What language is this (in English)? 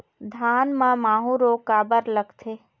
Chhattisgarhi